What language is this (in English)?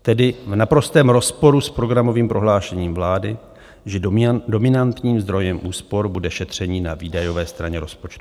Czech